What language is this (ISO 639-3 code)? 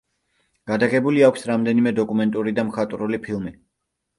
kat